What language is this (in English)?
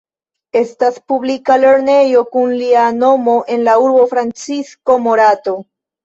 Esperanto